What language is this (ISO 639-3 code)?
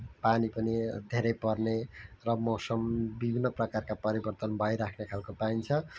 nep